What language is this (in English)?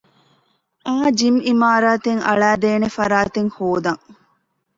Divehi